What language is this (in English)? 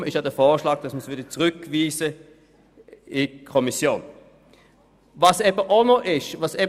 Swiss German